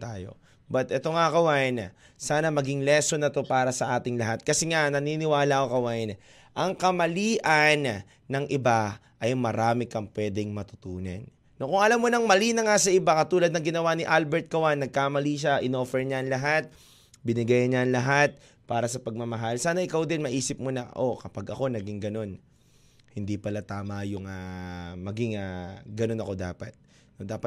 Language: Filipino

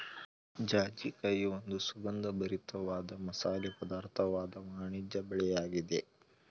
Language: Kannada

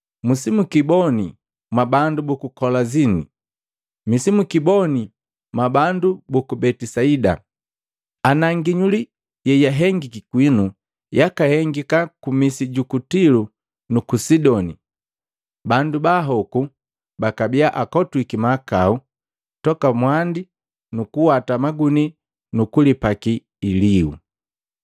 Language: Matengo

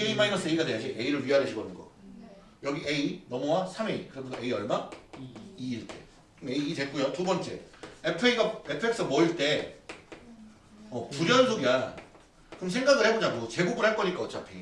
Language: Korean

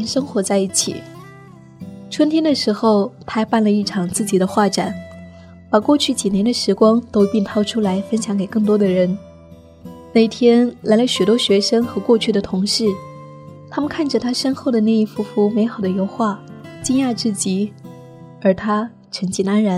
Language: Chinese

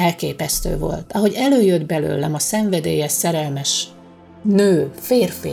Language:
Hungarian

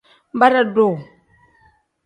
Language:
Tem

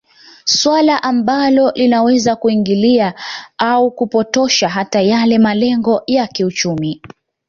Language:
Swahili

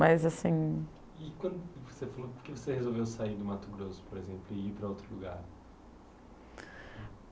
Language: Portuguese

